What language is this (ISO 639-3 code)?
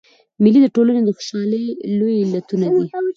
pus